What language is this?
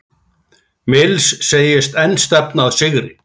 Icelandic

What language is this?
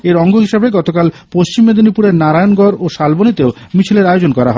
Bangla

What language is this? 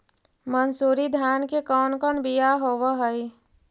Magahi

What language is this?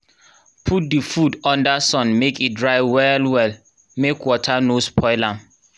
Nigerian Pidgin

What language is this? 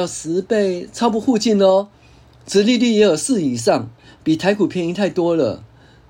Chinese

